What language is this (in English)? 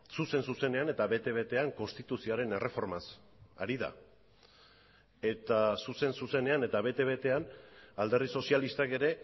Basque